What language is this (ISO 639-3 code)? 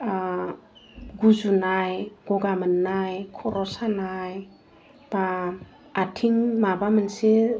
brx